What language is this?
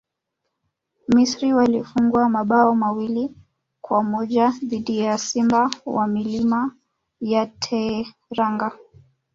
Swahili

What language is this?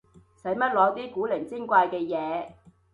Cantonese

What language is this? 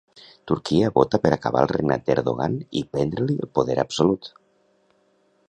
Catalan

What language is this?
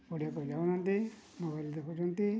Odia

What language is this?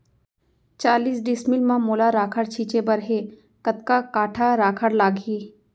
Chhattisgarhi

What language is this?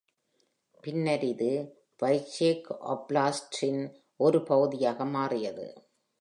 Tamil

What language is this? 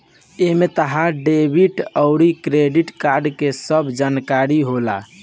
Bhojpuri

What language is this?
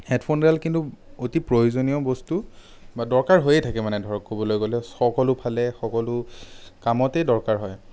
Assamese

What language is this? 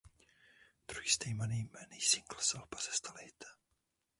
Czech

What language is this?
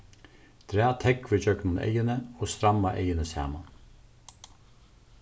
Faroese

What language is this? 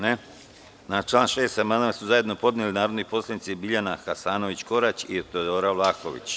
Serbian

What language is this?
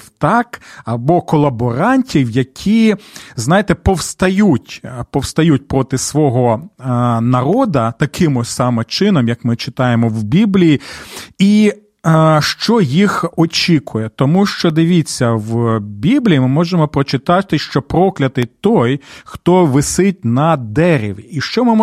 Ukrainian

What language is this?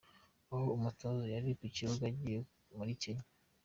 Kinyarwanda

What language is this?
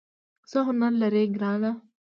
Pashto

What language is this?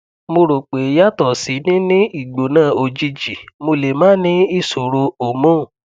Yoruba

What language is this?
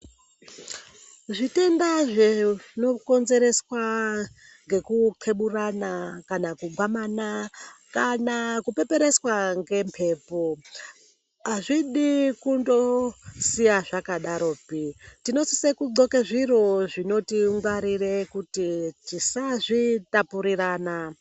Ndau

